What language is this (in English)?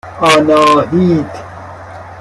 Persian